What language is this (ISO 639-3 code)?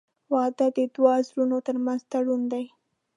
pus